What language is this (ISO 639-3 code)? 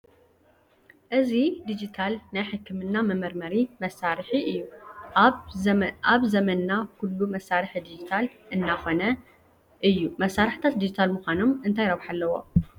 tir